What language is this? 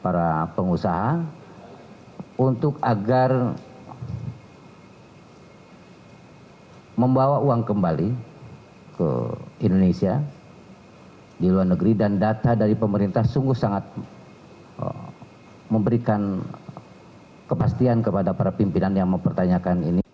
Indonesian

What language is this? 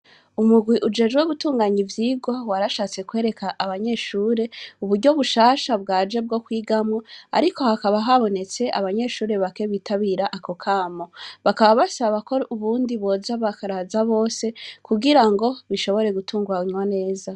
Rundi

